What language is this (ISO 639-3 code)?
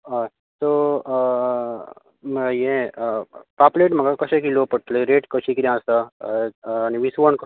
kok